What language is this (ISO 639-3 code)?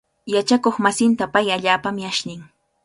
qvl